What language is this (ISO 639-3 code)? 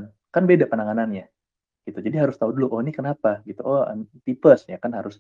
ind